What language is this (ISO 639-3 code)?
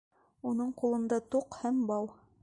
bak